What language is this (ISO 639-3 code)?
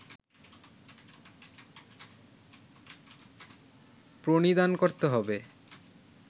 ben